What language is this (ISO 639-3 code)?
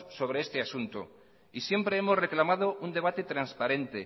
spa